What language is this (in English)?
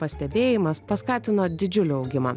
Lithuanian